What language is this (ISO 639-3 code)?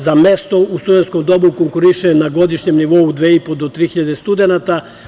srp